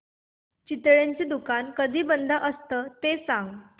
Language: Marathi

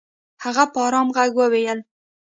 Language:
Pashto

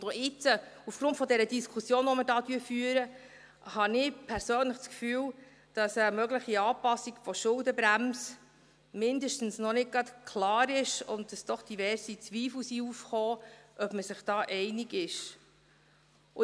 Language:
Swiss German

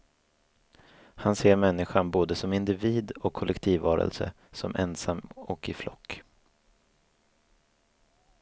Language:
Swedish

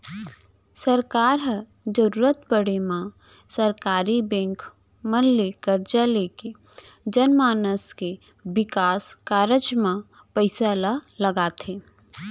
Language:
Chhattisgarhi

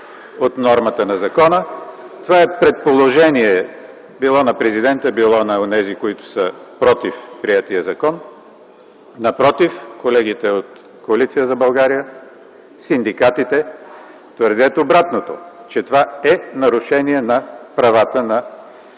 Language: Bulgarian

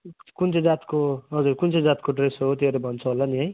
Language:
Nepali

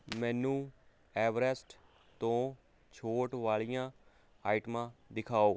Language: Punjabi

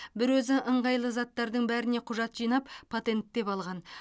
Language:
Kazakh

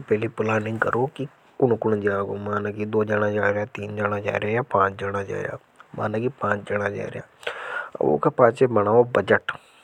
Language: Hadothi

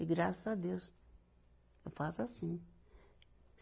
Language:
Portuguese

